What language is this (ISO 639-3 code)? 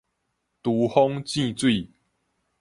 nan